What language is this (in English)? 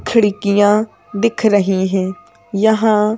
Hindi